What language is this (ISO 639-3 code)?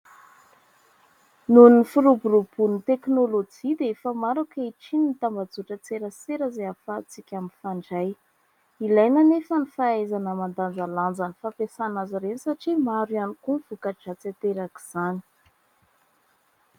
mlg